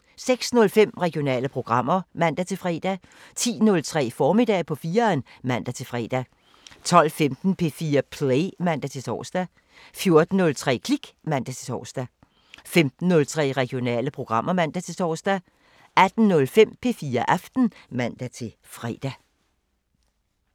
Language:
Danish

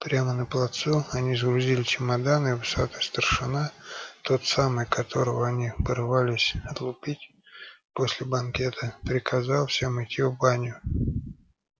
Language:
Russian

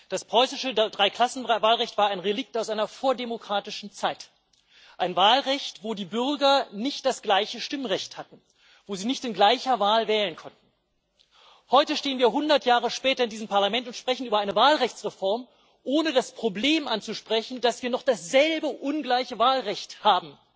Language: German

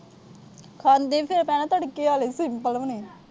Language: Punjabi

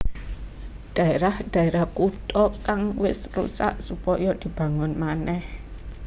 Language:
Javanese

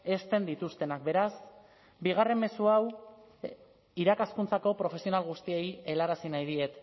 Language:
Basque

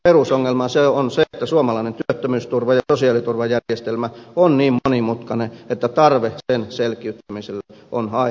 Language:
Finnish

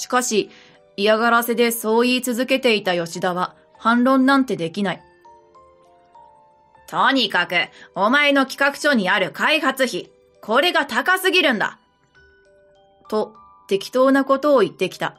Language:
Japanese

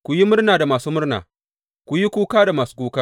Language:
Hausa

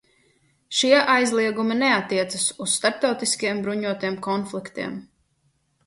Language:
Latvian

